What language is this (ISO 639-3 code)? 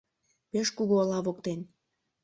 chm